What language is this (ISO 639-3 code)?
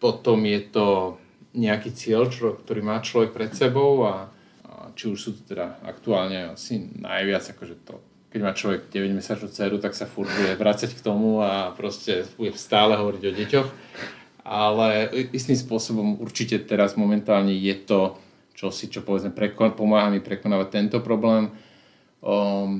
slk